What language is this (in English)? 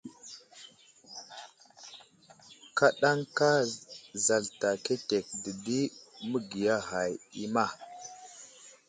Wuzlam